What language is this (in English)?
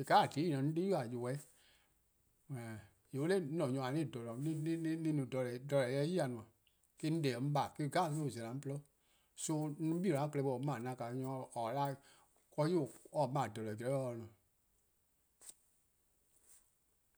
Eastern Krahn